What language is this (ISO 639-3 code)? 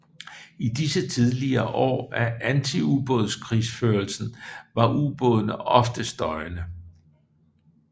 dan